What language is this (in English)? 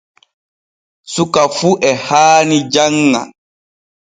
Borgu Fulfulde